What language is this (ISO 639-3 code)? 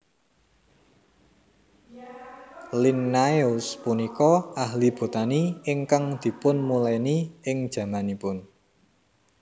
jav